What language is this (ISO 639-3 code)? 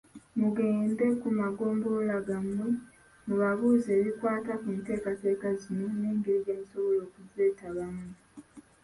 lug